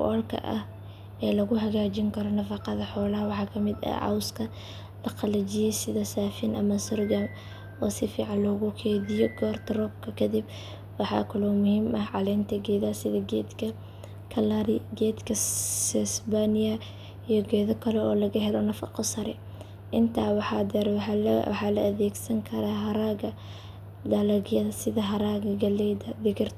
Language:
Somali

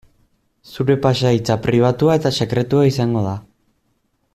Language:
Basque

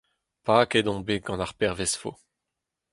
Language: Breton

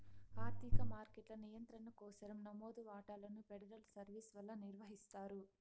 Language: Telugu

